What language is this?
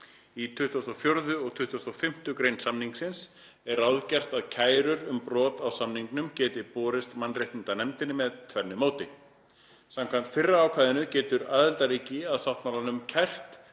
Icelandic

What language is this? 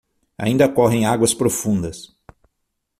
Portuguese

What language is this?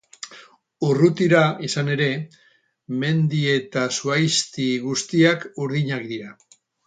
Basque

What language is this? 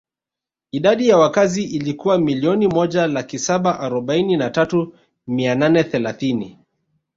Swahili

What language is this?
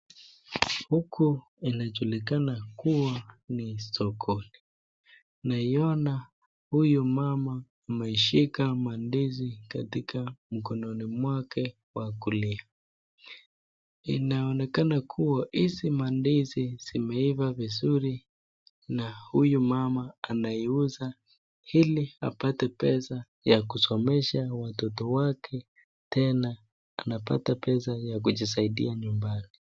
Swahili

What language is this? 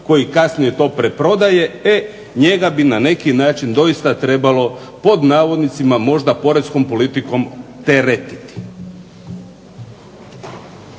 Croatian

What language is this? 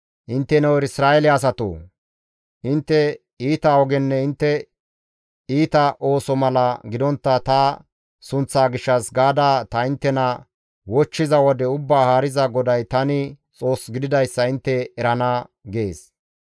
Gamo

